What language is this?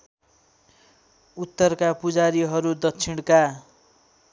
Nepali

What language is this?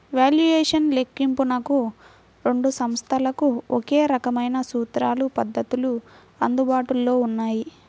Telugu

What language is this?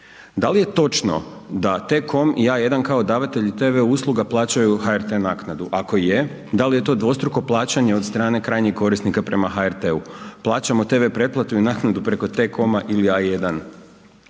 Croatian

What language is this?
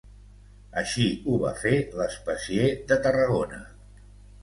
Catalan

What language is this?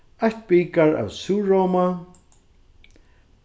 Faroese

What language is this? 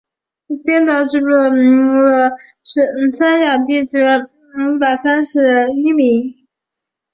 Chinese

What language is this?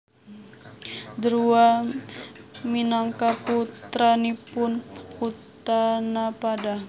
Javanese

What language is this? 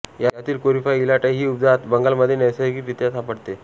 Marathi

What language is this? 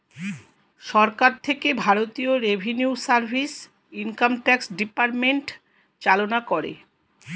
Bangla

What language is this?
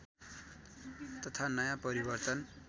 Nepali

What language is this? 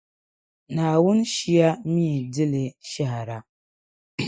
Dagbani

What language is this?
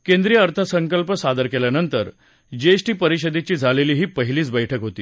Marathi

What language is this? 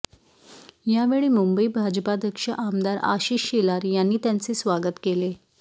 Marathi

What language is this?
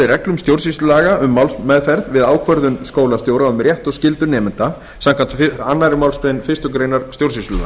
Icelandic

